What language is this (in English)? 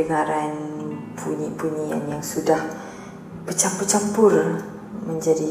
Malay